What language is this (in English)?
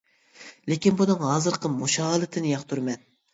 Uyghur